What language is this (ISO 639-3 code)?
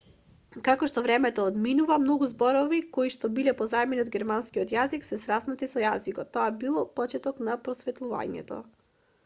mkd